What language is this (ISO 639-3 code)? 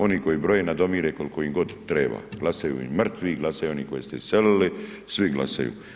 hrv